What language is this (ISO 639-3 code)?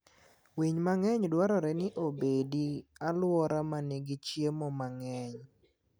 luo